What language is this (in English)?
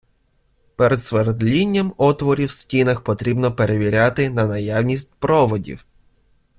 Ukrainian